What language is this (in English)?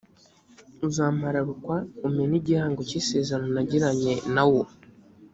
Kinyarwanda